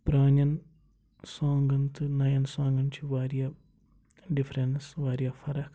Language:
Kashmiri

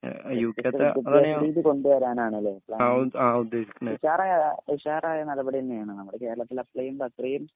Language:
Malayalam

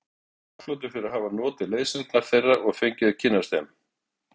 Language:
Icelandic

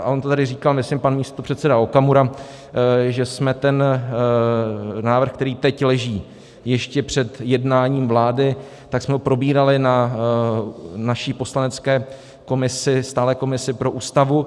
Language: Czech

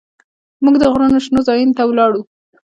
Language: Pashto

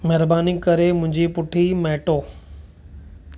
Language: Sindhi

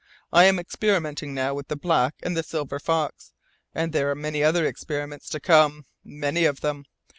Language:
English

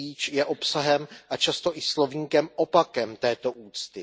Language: Czech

